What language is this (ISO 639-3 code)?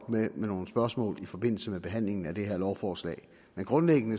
dan